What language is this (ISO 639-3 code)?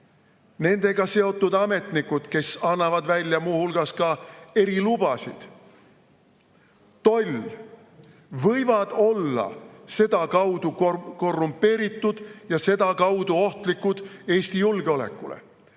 est